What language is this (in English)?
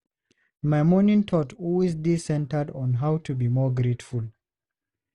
Nigerian Pidgin